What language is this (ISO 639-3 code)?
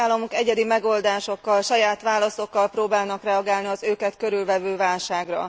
hun